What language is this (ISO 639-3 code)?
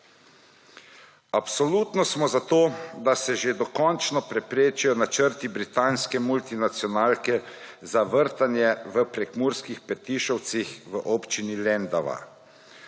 slv